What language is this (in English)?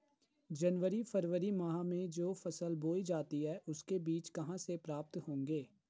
Hindi